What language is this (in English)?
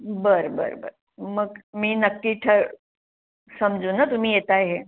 Marathi